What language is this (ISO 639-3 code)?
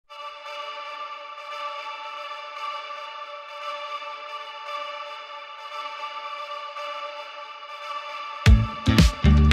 fra